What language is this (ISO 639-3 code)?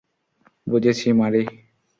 ben